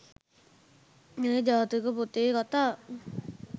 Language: Sinhala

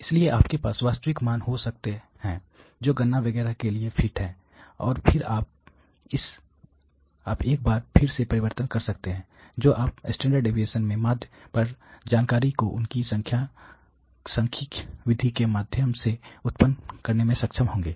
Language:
Hindi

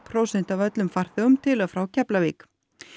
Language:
Icelandic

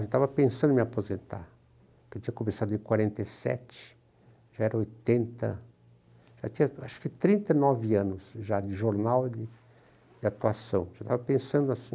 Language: Portuguese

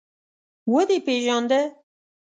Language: Pashto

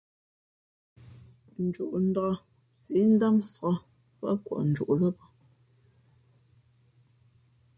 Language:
Fe'fe'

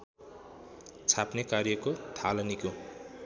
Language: Nepali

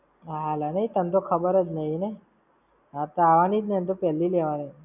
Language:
Gujarati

